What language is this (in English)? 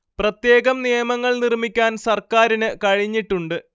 Malayalam